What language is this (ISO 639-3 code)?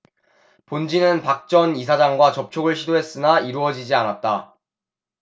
kor